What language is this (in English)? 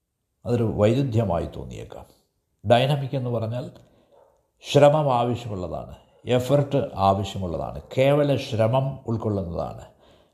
Malayalam